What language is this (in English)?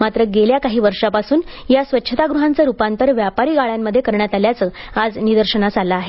Marathi